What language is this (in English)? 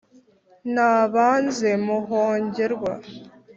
Kinyarwanda